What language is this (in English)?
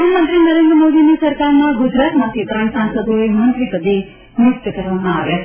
Gujarati